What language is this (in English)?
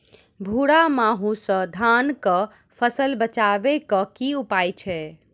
Maithili